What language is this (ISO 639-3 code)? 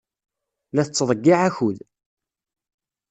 kab